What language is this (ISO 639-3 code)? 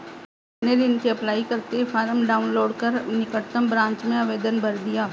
hin